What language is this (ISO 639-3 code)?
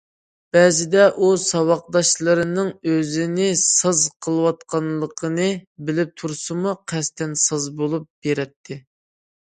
uig